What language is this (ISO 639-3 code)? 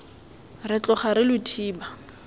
tsn